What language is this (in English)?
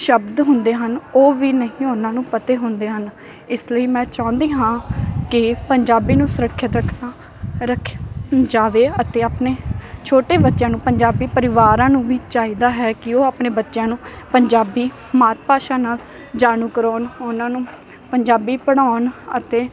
Punjabi